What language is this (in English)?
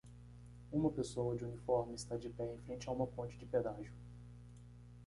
Portuguese